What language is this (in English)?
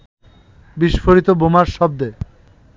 Bangla